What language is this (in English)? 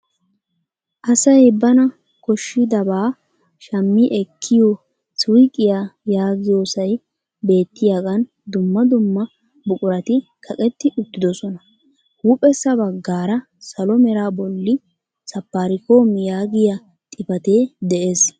Wolaytta